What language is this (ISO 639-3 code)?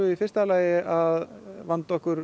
isl